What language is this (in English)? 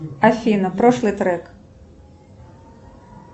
Russian